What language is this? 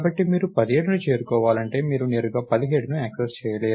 Telugu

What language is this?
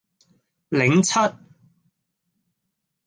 Cantonese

